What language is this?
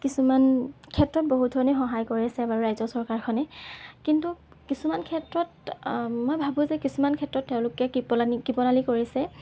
Assamese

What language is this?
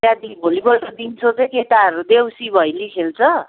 Nepali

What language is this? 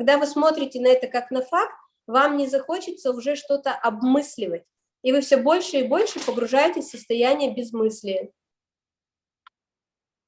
Russian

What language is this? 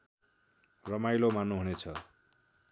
Nepali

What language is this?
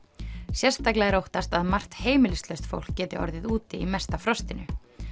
Icelandic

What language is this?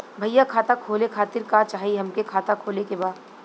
Bhojpuri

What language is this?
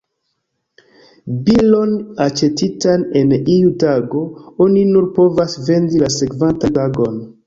Esperanto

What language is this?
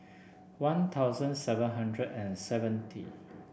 English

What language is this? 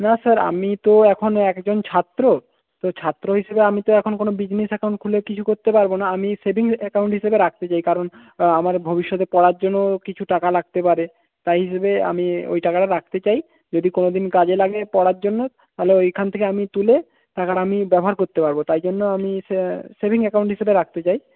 Bangla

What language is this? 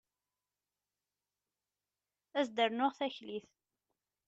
Kabyle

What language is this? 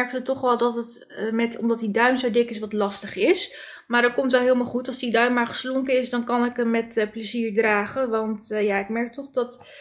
Dutch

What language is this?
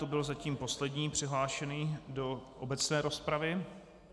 Czech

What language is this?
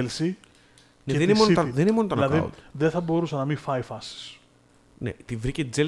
Greek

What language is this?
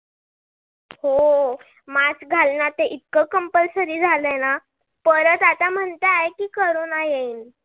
Marathi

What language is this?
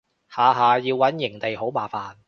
Cantonese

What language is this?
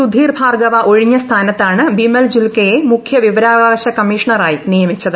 Malayalam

